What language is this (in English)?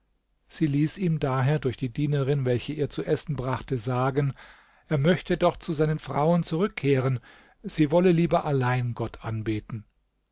German